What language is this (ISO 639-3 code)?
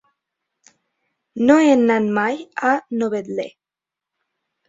cat